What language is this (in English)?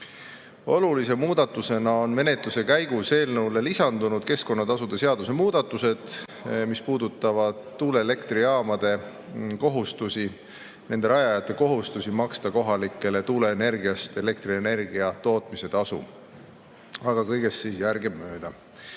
Estonian